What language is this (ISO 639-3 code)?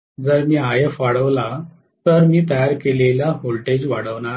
mar